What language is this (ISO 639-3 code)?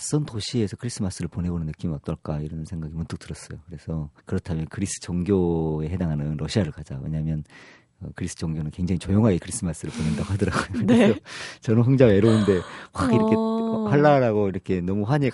kor